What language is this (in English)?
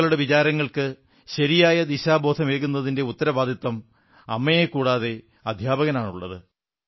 Malayalam